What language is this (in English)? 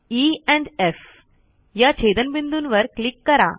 Marathi